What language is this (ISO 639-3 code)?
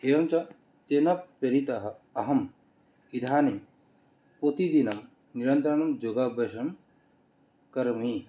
san